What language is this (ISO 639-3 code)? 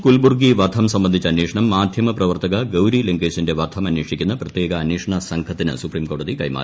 mal